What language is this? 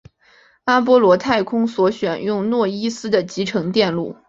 Chinese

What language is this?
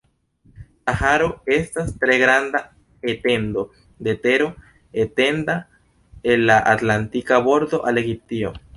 Esperanto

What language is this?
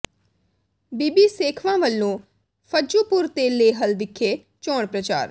Punjabi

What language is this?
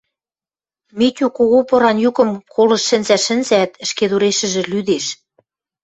Western Mari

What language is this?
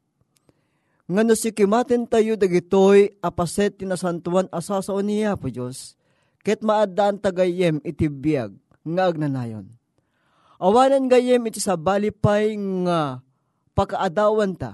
Filipino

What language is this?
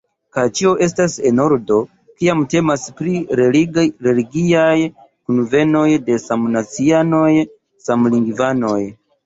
Esperanto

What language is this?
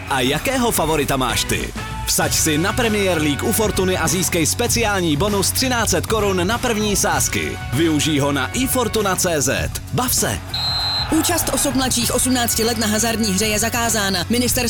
Czech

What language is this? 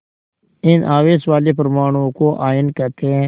Hindi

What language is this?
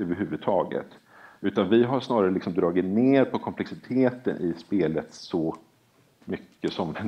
Swedish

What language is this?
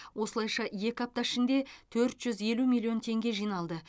Kazakh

